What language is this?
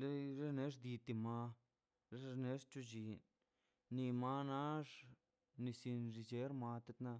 Mazaltepec Zapotec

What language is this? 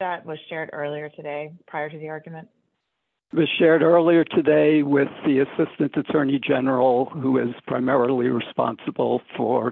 English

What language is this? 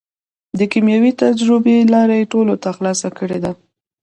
Pashto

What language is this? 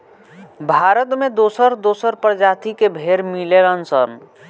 Bhojpuri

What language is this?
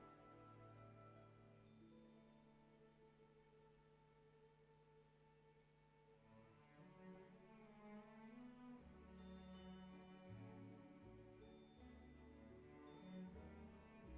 Indonesian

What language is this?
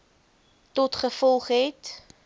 Afrikaans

